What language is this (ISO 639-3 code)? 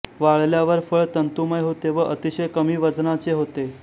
mar